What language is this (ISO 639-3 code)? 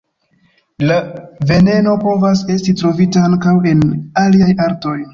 epo